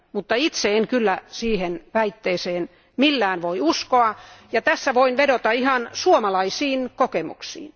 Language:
Finnish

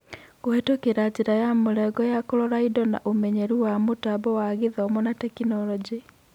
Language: Kikuyu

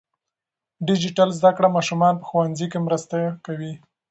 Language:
Pashto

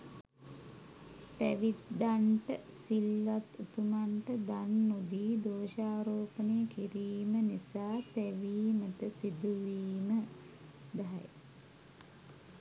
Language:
Sinhala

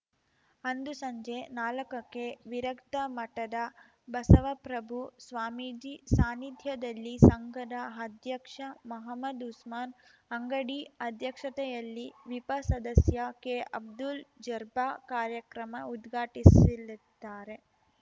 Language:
Kannada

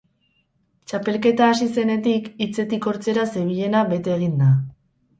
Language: Basque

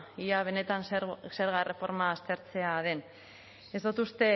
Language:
Basque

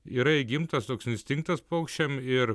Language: Lithuanian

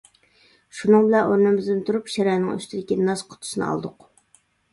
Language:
Uyghur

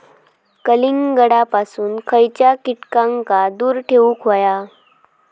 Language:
Marathi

